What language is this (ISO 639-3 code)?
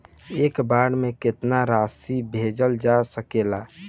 bho